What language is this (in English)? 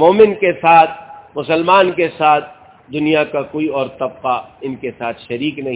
Urdu